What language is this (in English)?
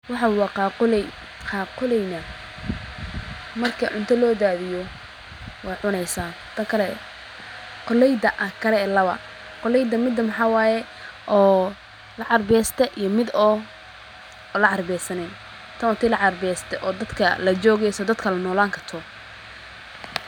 Somali